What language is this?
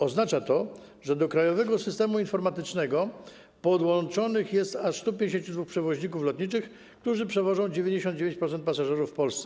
Polish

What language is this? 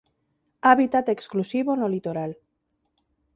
Galician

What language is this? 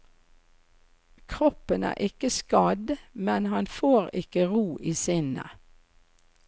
Norwegian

